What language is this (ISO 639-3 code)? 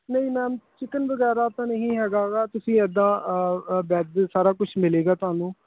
pan